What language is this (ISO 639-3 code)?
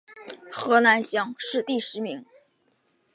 zho